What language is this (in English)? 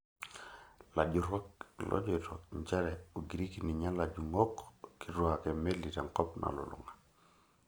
Masai